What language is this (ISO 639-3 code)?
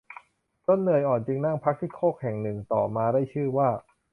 tha